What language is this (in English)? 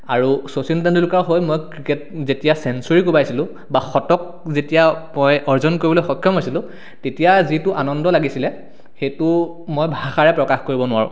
Assamese